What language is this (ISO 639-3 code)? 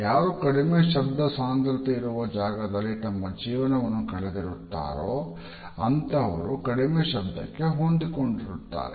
kan